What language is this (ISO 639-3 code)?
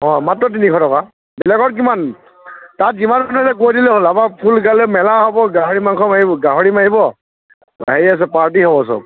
asm